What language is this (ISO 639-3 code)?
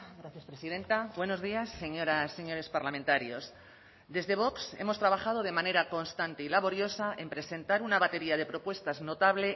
spa